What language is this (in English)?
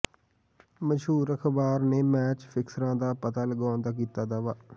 Punjabi